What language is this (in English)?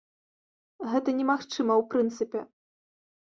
Belarusian